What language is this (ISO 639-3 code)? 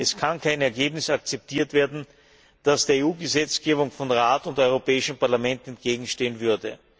deu